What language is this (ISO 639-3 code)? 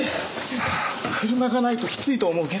jpn